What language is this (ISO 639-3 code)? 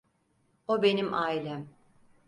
tur